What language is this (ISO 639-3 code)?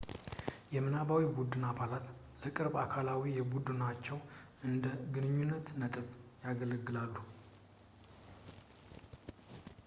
amh